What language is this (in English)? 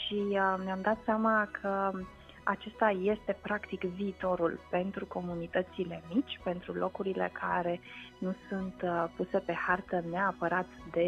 Romanian